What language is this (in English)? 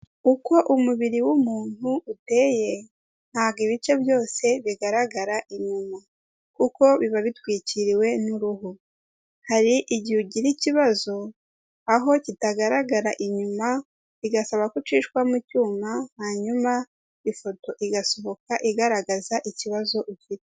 Kinyarwanda